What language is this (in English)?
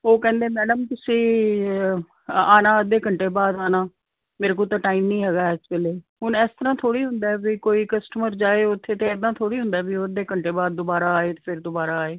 Punjabi